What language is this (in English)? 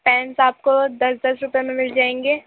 Urdu